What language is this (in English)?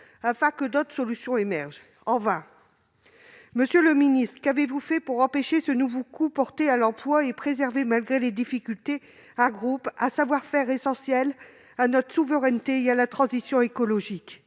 French